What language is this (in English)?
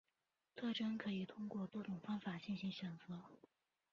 Chinese